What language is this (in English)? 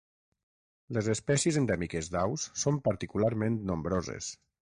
Catalan